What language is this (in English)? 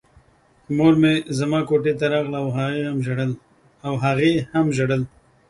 Pashto